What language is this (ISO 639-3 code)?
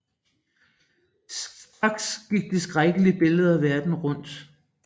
dan